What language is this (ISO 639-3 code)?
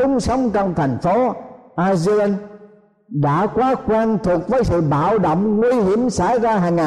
vie